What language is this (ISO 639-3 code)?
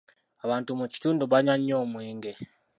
lug